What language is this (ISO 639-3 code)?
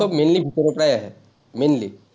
asm